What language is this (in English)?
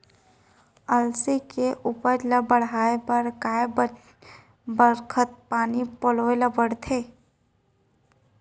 Chhattisgarhi